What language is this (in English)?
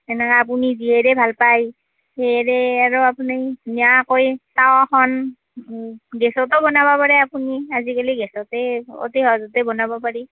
Assamese